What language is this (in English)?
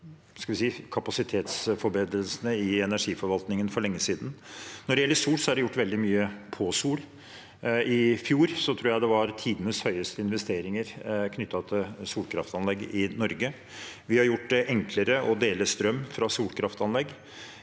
Norwegian